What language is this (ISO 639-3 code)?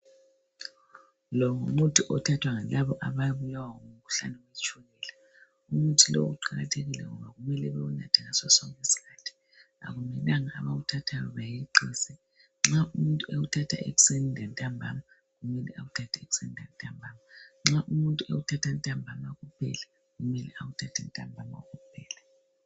nde